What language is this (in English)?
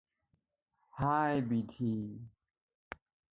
Assamese